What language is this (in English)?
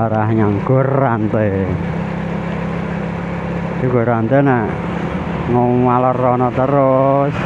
Indonesian